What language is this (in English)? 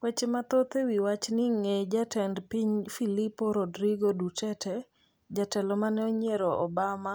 Luo (Kenya and Tanzania)